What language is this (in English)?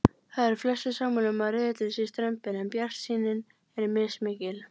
Icelandic